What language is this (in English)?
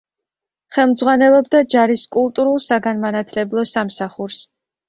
Georgian